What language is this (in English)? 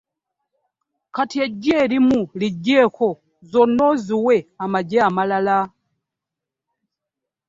Ganda